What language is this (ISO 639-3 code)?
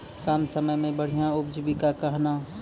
mai